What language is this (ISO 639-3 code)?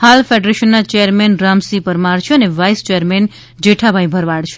guj